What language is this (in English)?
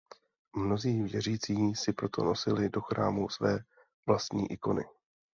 Czech